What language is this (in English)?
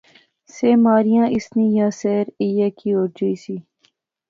Pahari-Potwari